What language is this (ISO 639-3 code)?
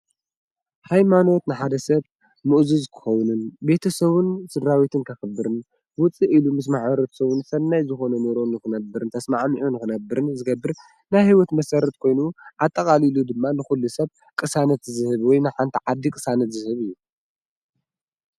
tir